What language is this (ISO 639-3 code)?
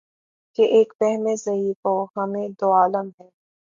urd